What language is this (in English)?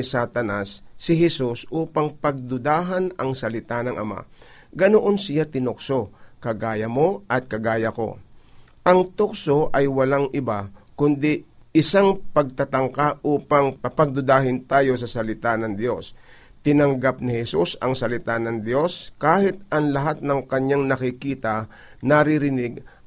Filipino